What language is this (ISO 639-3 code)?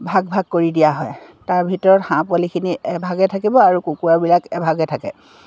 asm